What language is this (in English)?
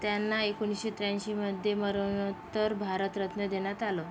Marathi